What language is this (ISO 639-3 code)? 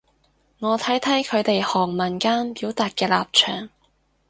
yue